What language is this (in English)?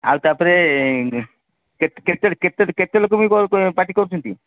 Odia